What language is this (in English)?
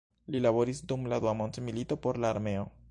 Esperanto